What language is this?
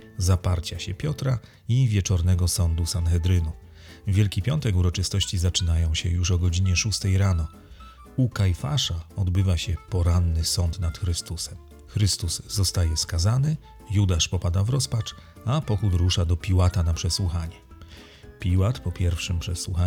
Polish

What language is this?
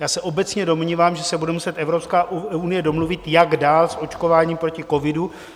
Czech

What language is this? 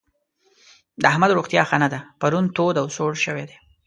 Pashto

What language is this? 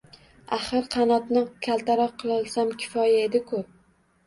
Uzbek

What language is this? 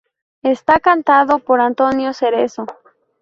Spanish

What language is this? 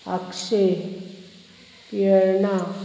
Konkani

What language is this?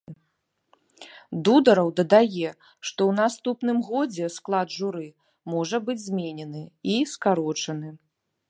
Belarusian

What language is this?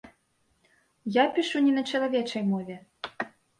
Belarusian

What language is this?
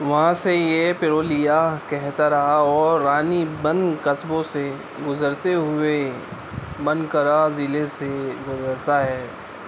Urdu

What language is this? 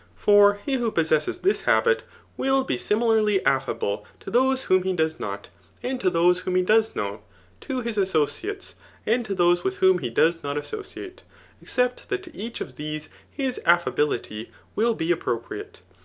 English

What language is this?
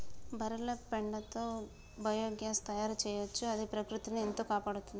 Telugu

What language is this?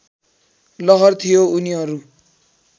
Nepali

